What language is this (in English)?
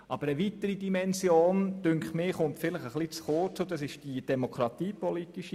Swiss German